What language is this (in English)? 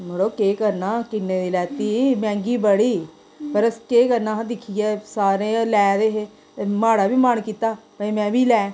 Dogri